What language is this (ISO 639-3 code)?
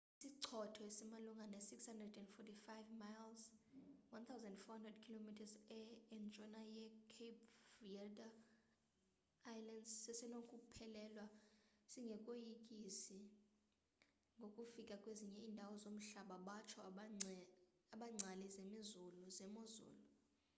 xho